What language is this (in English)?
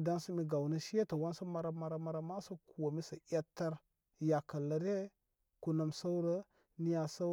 Koma